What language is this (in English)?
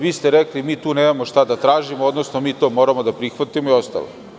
Serbian